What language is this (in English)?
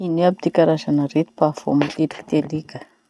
Masikoro Malagasy